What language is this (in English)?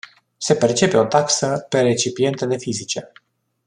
Romanian